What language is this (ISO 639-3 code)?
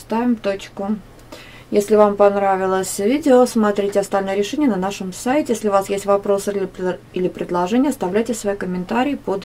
rus